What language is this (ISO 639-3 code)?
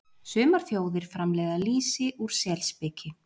isl